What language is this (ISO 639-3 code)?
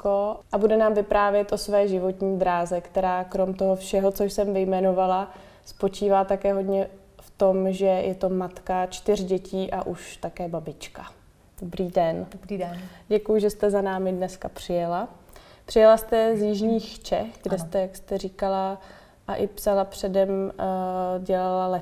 ces